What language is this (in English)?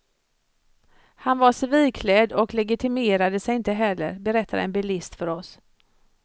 Swedish